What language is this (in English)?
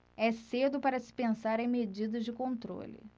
Portuguese